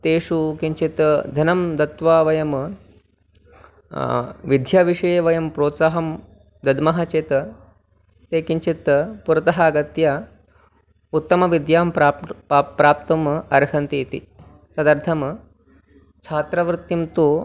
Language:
Sanskrit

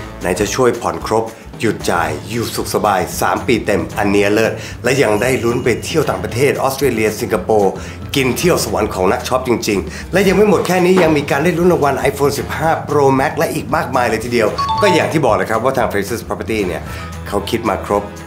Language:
Thai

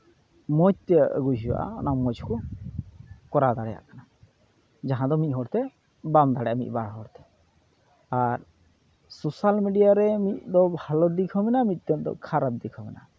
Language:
Santali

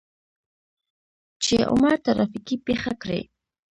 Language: Pashto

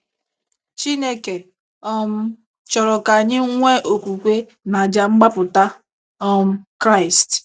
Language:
Igbo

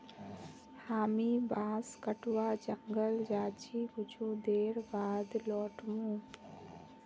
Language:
Magahi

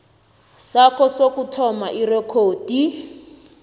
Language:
South Ndebele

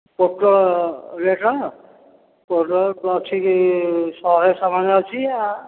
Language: Odia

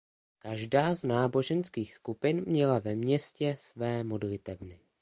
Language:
Czech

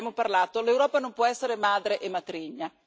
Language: Italian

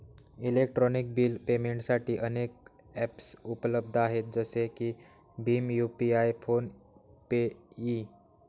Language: Marathi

